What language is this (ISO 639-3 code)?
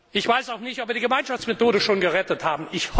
deu